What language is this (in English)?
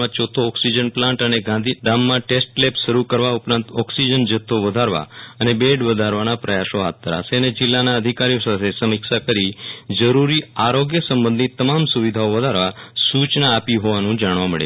Gujarati